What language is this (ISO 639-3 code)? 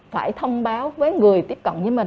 vie